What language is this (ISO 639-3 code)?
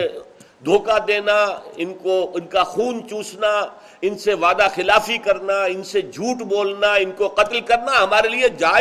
urd